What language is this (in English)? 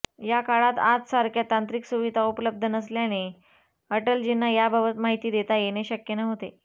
Marathi